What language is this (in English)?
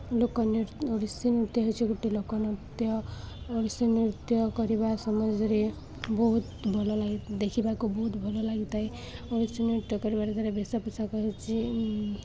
Odia